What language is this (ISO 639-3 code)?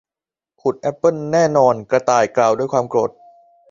tha